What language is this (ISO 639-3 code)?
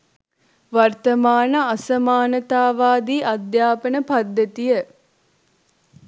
sin